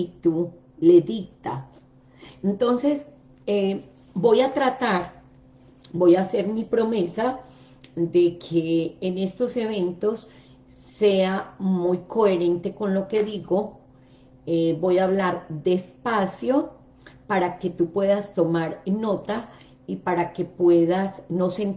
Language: Spanish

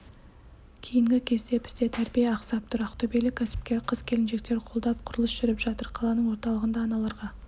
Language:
Kazakh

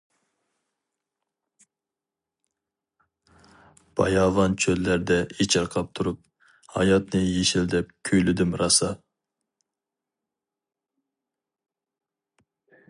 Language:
Uyghur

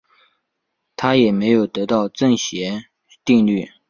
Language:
Chinese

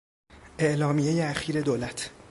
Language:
Persian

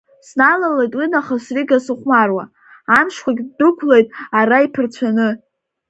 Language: Abkhazian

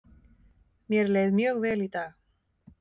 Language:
Icelandic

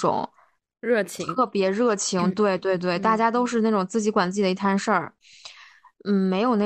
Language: Chinese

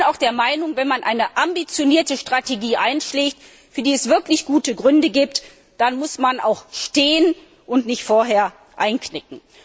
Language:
German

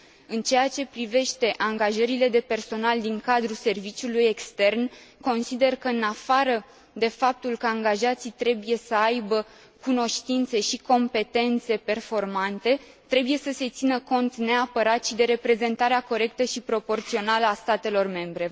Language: Romanian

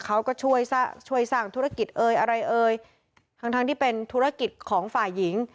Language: Thai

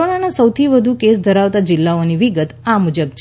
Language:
Gujarati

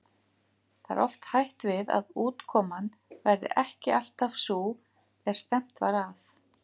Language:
Icelandic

